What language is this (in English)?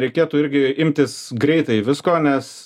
Lithuanian